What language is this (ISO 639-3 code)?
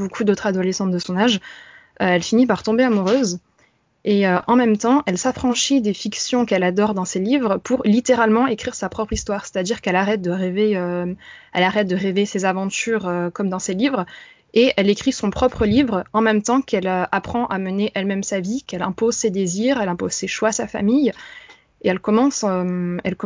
fra